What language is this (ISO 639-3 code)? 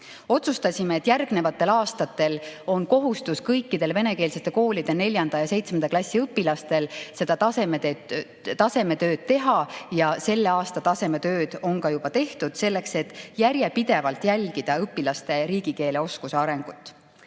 est